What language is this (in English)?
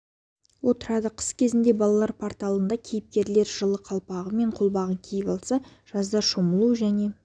Kazakh